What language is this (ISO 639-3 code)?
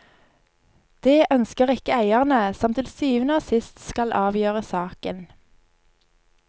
nor